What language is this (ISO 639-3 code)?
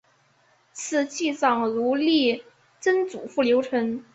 zho